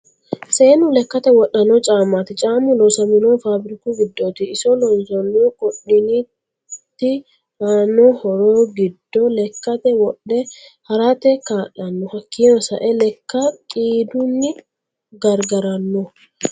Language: Sidamo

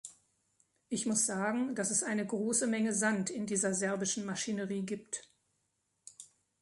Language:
German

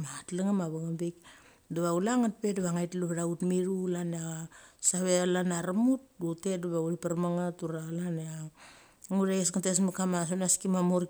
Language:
Mali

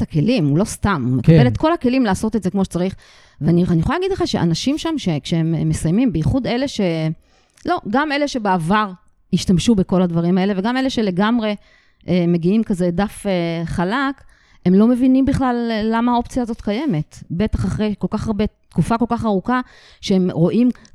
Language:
Hebrew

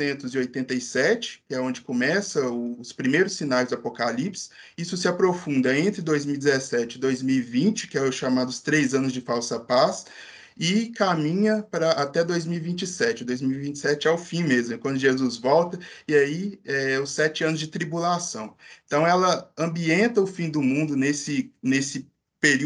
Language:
Portuguese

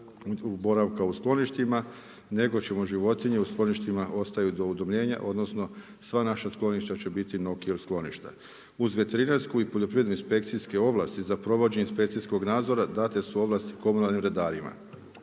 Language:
Croatian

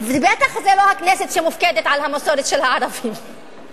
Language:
Hebrew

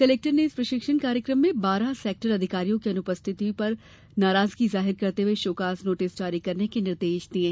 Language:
Hindi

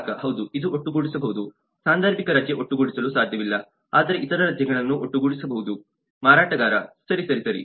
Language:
Kannada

